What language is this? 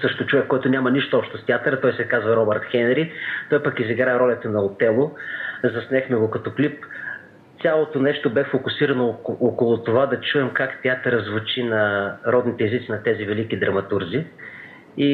Bulgarian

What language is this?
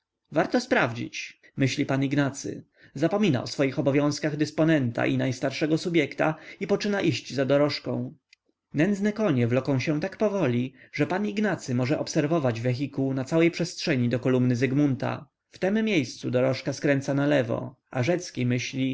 Polish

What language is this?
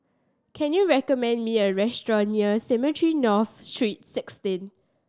English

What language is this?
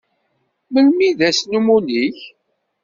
Kabyle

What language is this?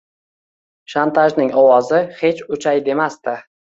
Uzbek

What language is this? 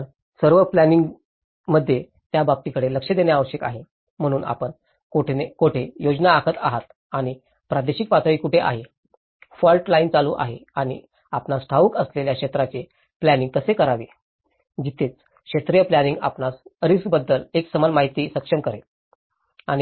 Marathi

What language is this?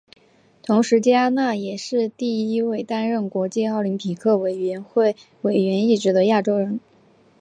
Chinese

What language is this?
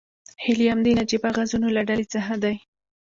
Pashto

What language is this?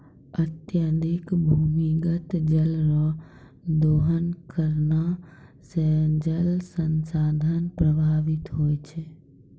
Maithili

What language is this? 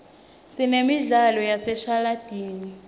Swati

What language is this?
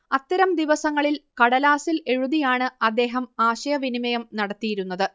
Malayalam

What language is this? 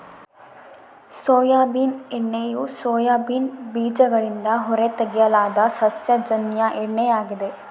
Kannada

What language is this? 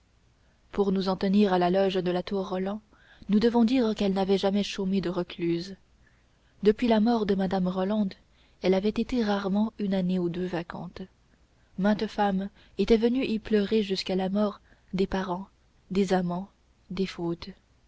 French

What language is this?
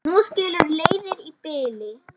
Icelandic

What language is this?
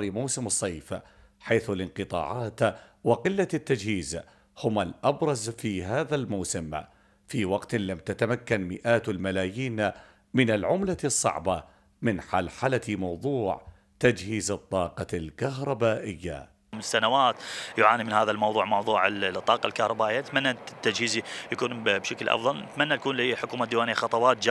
Arabic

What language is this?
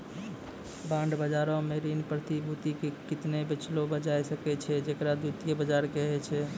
Maithili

